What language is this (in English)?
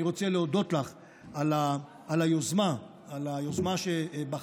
Hebrew